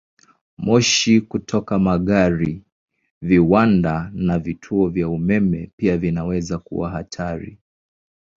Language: Swahili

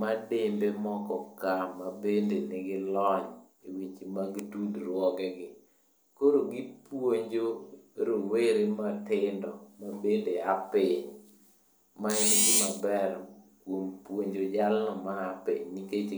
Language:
Luo (Kenya and Tanzania)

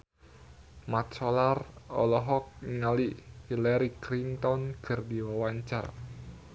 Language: Sundanese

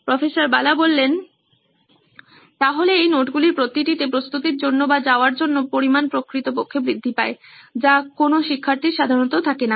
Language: Bangla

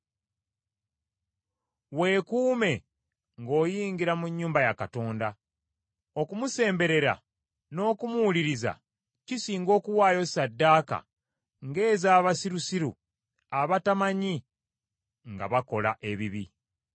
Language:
Ganda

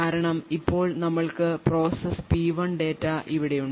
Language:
Malayalam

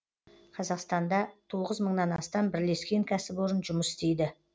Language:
Kazakh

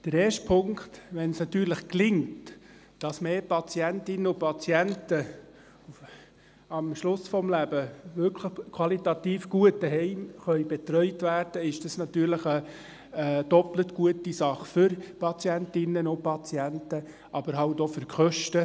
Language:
Swiss German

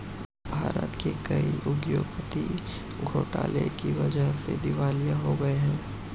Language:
Hindi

